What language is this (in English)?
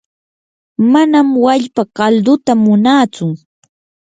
Yanahuanca Pasco Quechua